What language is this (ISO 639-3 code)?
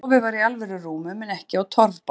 isl